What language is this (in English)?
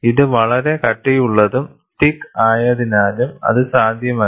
Malayalam